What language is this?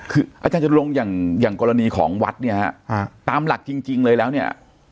Thai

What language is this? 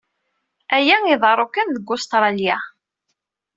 Kabyle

